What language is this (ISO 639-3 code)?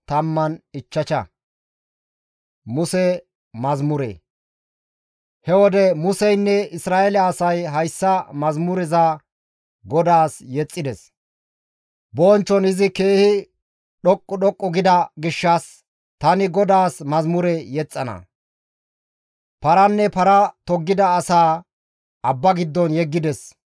gmv